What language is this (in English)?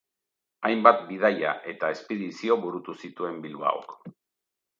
Basque